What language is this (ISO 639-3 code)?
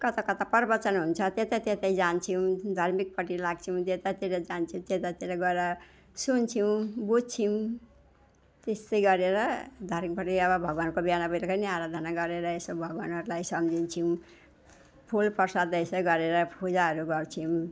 nep